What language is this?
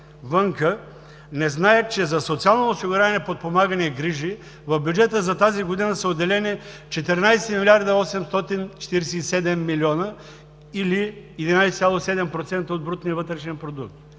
Bulgarian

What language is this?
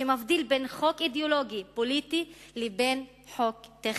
Hebrew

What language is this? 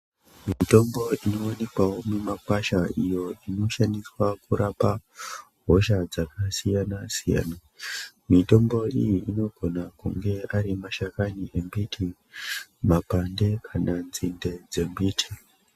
Ndau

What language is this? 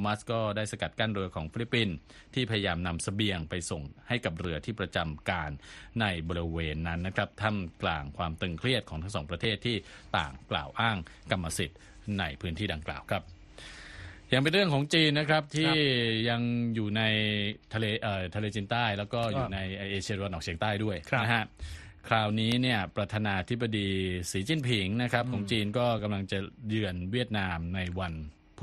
Thai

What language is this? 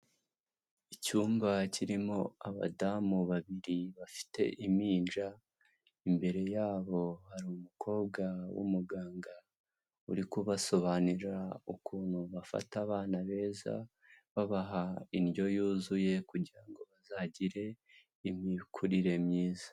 Kinyarwanda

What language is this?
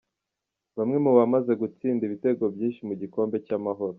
Kinyarwanda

